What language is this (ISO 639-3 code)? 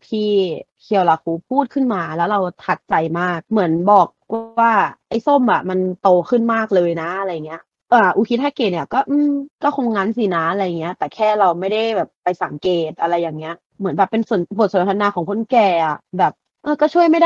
tha